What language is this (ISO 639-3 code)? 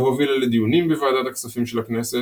heb